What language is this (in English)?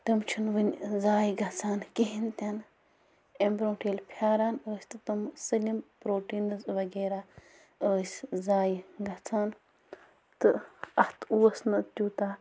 Kashmiri